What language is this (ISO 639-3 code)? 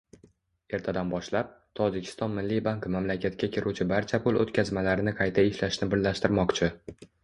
uzb